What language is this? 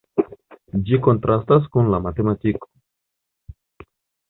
Esperanto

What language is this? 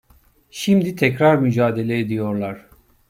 Turkish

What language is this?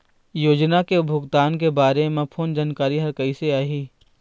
Chhattisgarhi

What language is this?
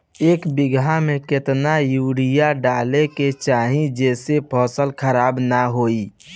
Bhojpuri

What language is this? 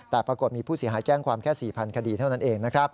Thai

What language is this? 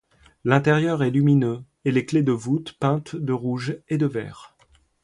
French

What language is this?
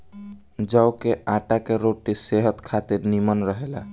Bhojpuri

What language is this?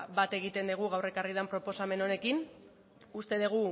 Basque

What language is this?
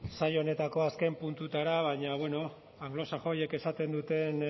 Basque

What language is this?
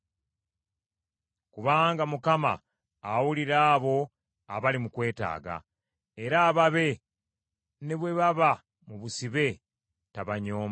Ganda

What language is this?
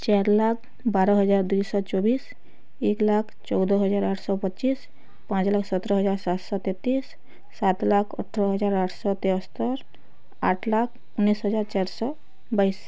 Odia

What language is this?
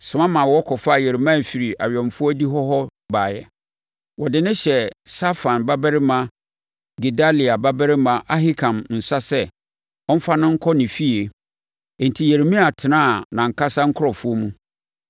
Akan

